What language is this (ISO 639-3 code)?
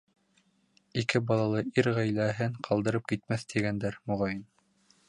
bak